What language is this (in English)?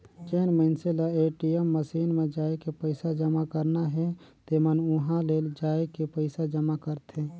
Chhattisgarhi